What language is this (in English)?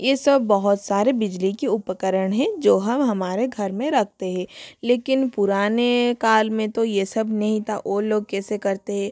Hindi